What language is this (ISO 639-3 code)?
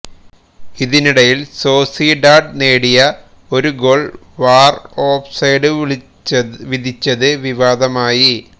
mal